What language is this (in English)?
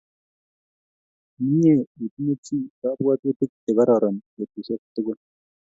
Kalenjin